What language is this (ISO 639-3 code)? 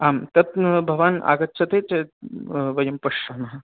san